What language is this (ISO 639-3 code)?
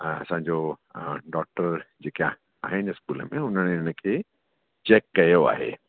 snd